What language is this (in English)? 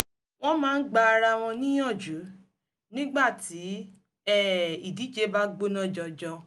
Yoruba